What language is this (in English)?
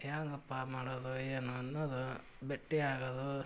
Kannada